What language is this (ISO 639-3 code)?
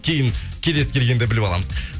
kaz